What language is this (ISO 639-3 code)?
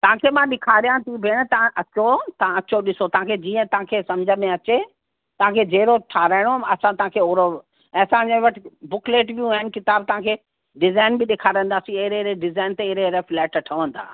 snd